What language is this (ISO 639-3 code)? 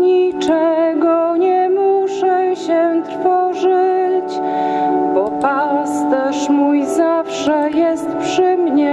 pol